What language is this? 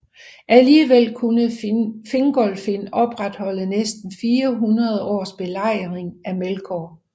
Danish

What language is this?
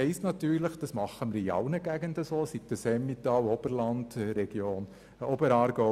Swiss German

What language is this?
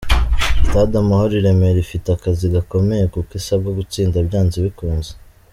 Kinyarwanda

